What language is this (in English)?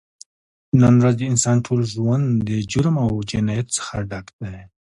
Pashto